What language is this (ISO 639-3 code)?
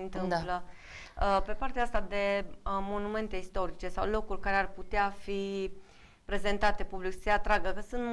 ron